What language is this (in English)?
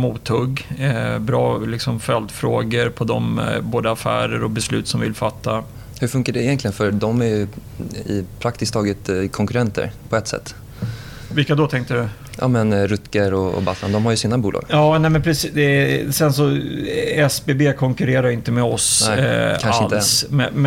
Swedish